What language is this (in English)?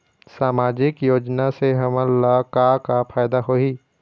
Chhattisgarhi